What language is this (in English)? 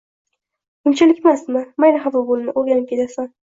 Uzbek